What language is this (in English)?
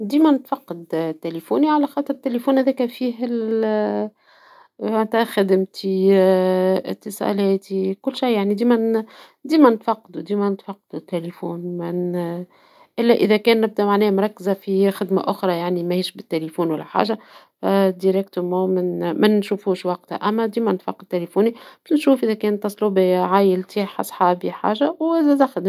Tunisian Arabic